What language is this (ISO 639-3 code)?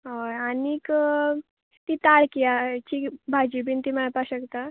kok